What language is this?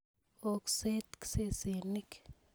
Kalenjin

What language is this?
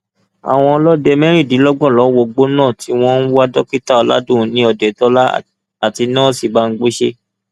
Yoruba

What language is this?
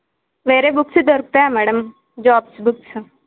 Telugu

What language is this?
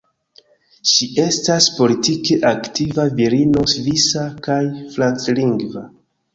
Esperanto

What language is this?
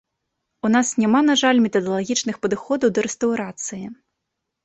Belarusian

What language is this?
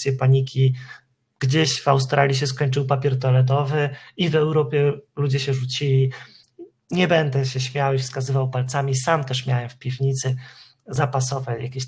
Polish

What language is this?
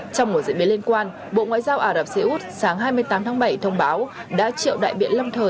Vietnamese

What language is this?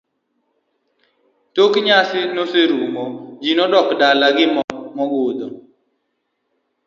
Luo (Kenya and Tanzania)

